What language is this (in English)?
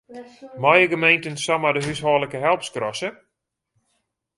Western Frisian